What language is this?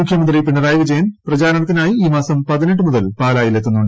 Malayalam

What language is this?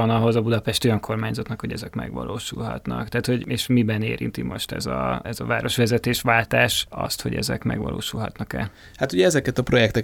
Hungarian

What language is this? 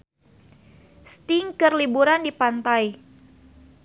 Sundanese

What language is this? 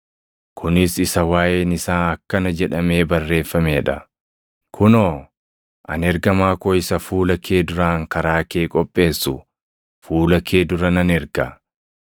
Oromo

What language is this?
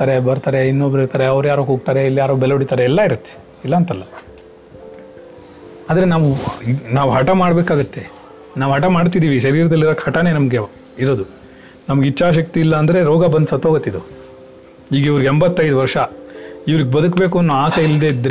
Kannada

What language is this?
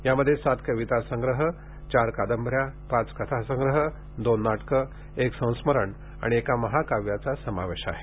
Marathi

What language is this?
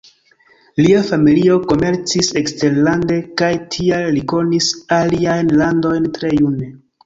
Esperanto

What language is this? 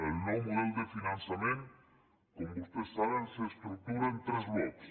Catalan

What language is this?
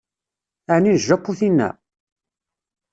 Kabyle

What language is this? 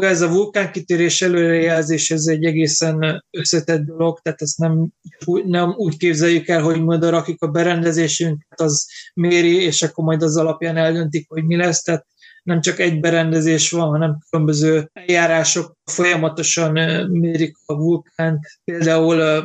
Hungarian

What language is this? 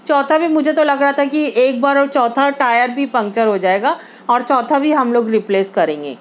Urdu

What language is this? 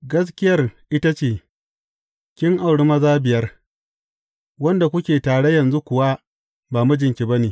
Hausa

